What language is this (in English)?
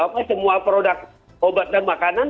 Indonesian